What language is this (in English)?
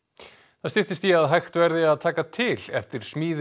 Icelandic